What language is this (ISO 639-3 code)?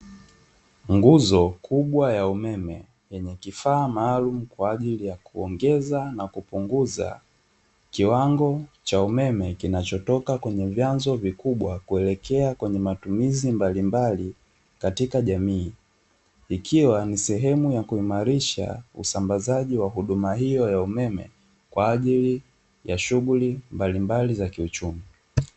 swa